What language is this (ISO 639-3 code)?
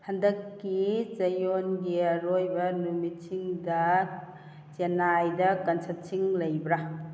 mni